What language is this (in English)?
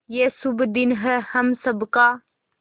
Hindi